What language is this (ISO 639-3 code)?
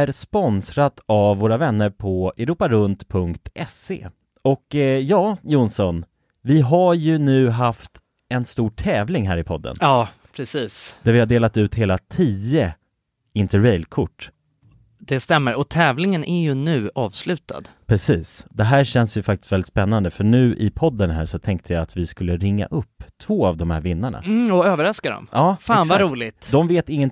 swe